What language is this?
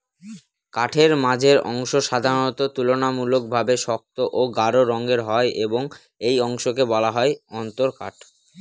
Bangla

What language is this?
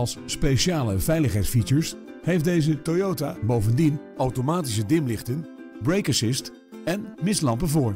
Dutch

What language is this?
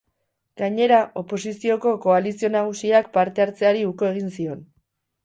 Basque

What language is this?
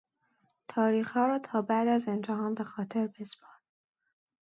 Persian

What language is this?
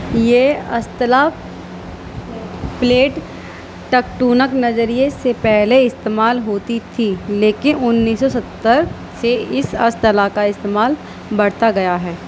Urdu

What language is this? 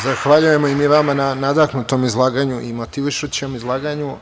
Serbian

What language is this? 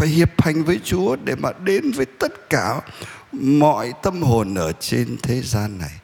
Vietnamese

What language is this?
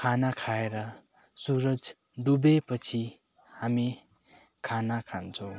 Nepali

